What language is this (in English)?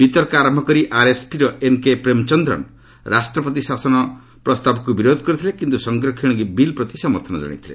Odia